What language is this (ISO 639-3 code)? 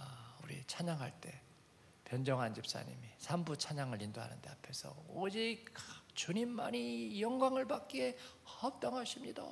kor